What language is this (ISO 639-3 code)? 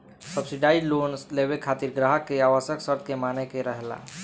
bho